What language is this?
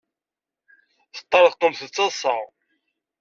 Kabyle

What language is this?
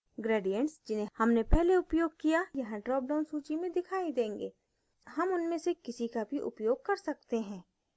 Hindi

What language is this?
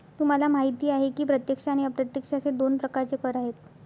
Marathi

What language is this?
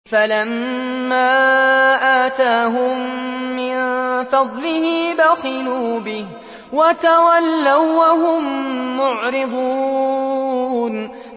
Arabic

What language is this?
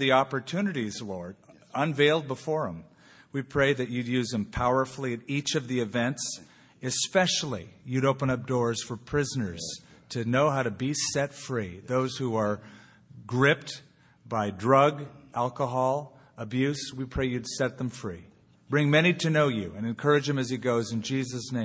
English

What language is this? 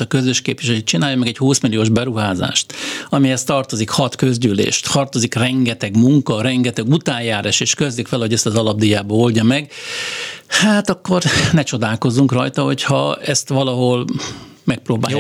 Hungarian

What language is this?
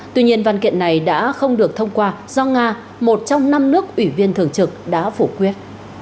Vietnamese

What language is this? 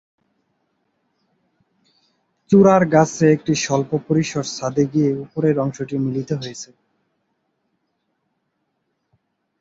Bangla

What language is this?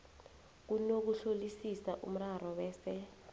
South Ndebele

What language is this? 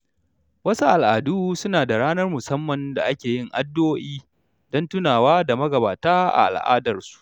Hausa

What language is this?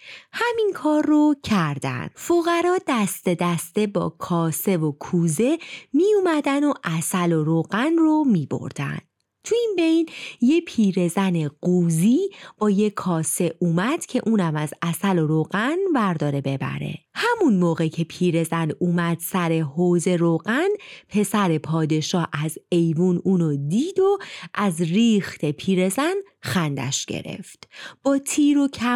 Persian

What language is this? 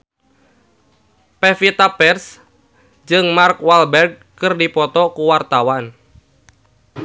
Sundanese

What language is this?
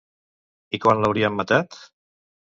Catalan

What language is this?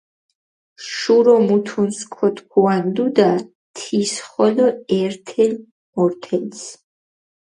Mingrelian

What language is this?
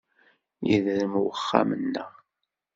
Kabyle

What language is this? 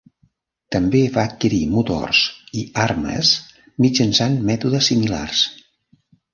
Catalan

